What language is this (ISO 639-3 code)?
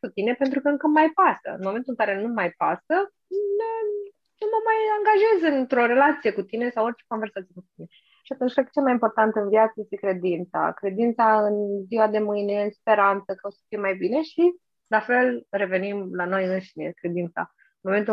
ron